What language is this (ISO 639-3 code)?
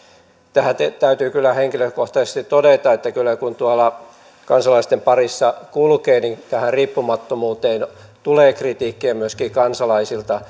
fin